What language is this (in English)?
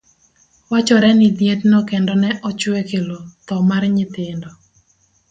Luo (Kenya and Tanzania)